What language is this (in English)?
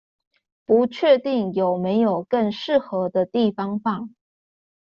Chinese